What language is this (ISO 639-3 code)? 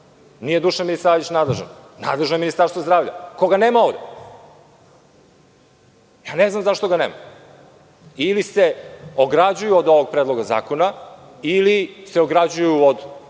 srp